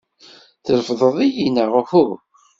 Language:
Kabyle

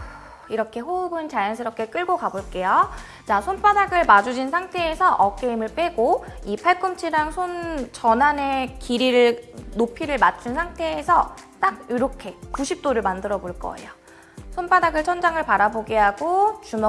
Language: Korean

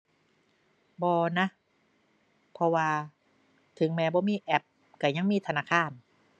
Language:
Thai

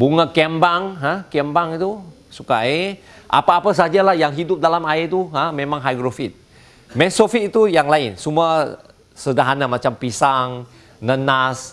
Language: Malay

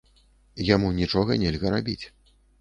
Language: Belarusian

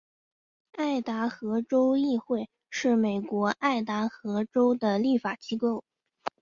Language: Chinese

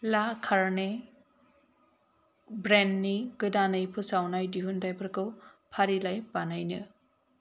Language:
Bodo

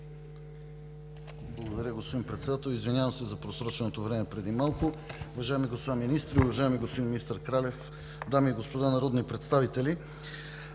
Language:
Bulgarian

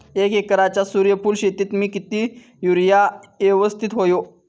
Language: Marathi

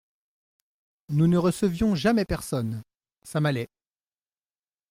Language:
French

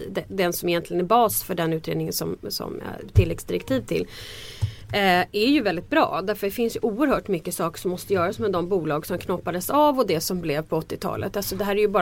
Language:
Swedish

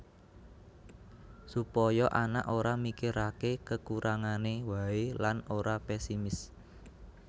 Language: Javanese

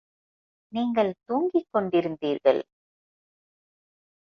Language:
Tamil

